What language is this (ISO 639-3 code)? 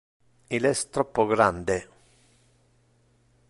ina